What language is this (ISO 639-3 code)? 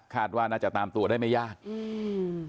tha